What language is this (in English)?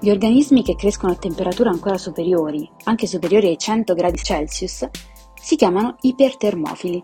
Italian